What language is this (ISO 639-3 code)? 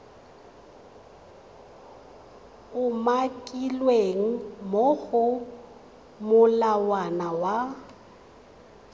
tsn